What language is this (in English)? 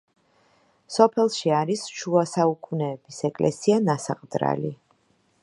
Georgian